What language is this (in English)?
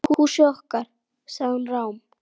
Icelandic